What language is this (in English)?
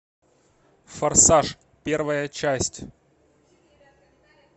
Russian